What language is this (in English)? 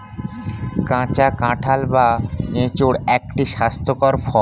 Bangla